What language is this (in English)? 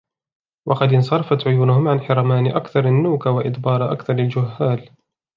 Arabic